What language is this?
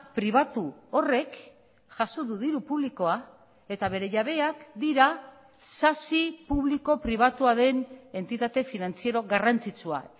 Basque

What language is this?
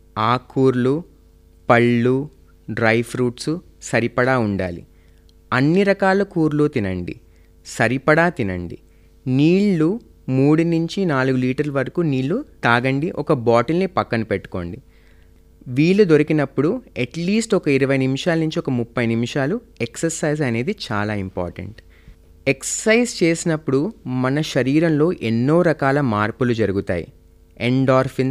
Telugu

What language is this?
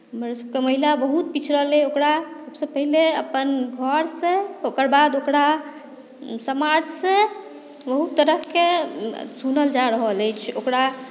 Maithili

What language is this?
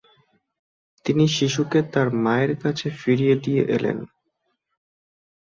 Bangla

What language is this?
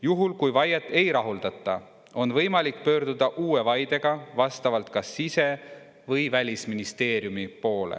Estonian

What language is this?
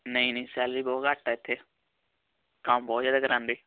Punjabi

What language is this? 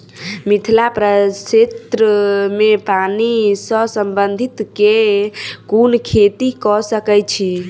Maithili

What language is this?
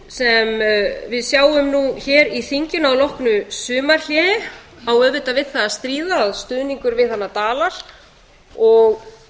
Icelandic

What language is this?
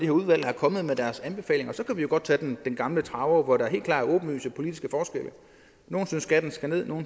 Danish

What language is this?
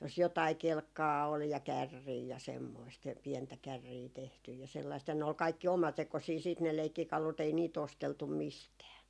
Finnish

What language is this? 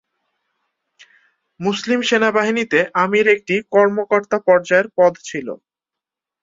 Bangla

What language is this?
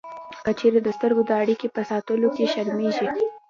Pashto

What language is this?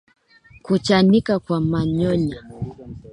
Swahili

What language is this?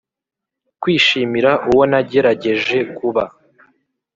Kinyarwanda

